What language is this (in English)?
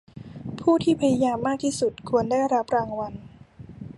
Thai